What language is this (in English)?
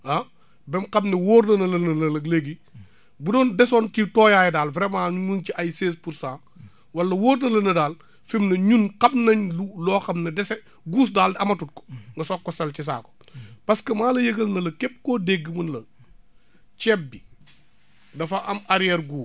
Wolof